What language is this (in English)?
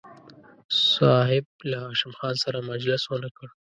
Pashto